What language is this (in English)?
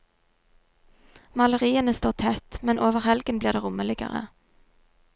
Norwegian